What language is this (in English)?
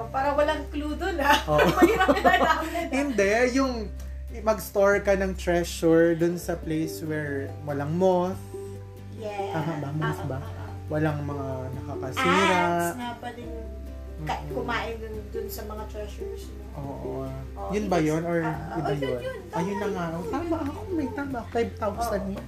Filipino